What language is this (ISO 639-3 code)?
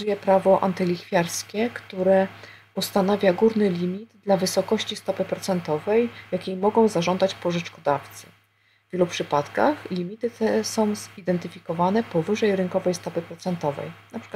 pol